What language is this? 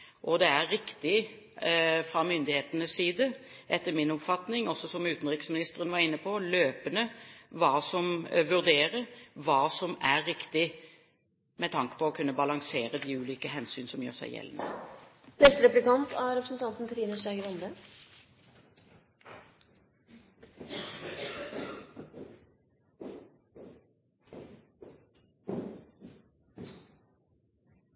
Norwegian Bokmål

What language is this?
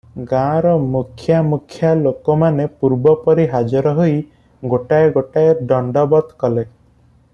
Odia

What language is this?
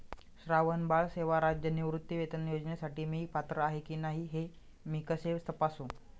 Marathi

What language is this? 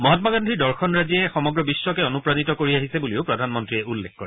Assamese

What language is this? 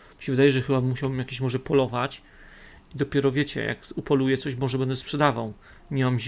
Polish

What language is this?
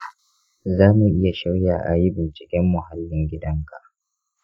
Hausa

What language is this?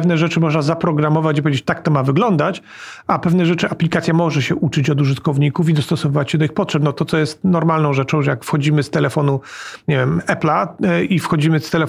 Polish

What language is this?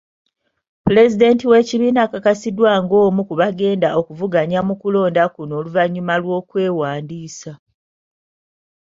Ganda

